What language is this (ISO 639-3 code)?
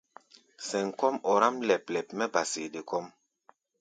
gba